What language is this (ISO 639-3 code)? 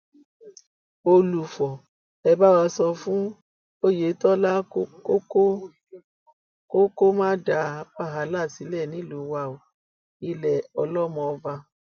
yor